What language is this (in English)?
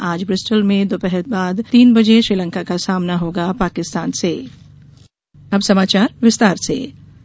Hindi